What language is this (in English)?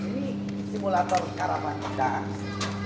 Indonesian